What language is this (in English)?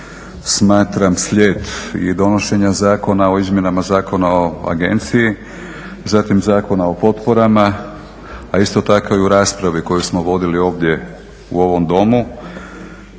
Croatian